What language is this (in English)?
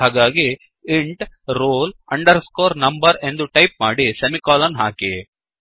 Kannada